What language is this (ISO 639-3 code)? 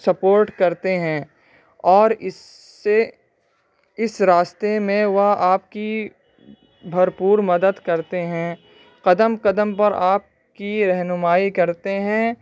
urd